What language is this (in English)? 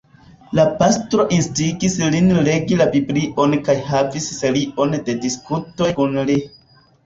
Esperanto